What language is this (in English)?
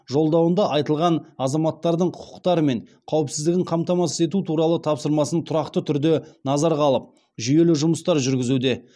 Kazakh